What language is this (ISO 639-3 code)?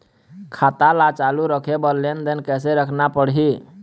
hne